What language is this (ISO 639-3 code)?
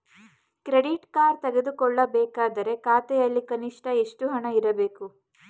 kan